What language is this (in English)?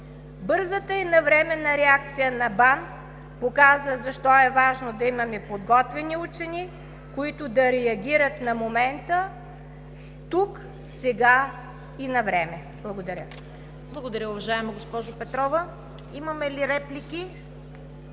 Bulgarian